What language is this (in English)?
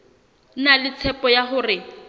Southern Sotho